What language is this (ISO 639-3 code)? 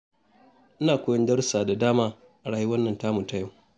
hau